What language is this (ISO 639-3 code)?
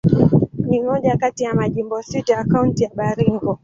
swa